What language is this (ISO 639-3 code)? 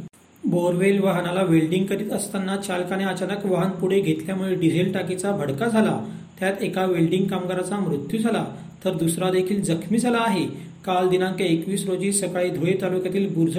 mar